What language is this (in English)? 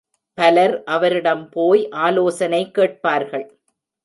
Tamil